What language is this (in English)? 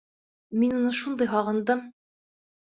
Bashkir